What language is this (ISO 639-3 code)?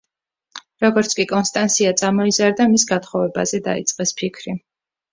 kat